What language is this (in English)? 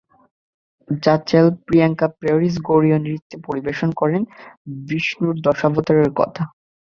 Bangla